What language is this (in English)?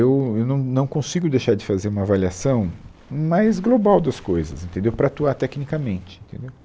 Portuguese